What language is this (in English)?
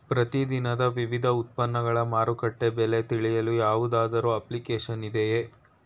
Kannada